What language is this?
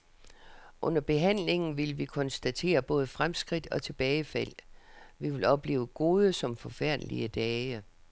Danish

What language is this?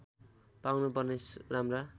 Nepali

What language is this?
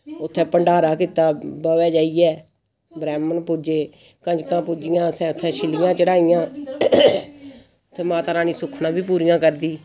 Dogri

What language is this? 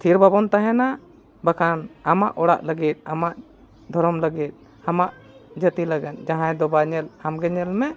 Santali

